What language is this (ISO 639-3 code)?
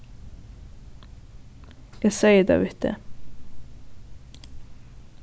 fao